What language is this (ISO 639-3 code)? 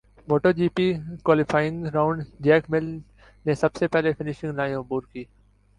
urd